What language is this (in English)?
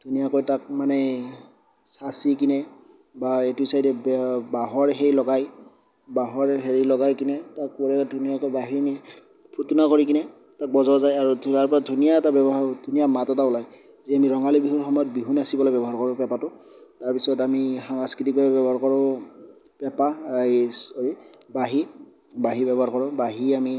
Assamese